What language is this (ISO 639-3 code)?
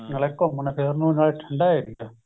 pan